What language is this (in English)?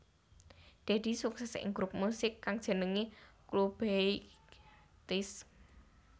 Javanese